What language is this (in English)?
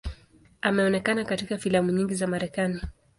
Swahili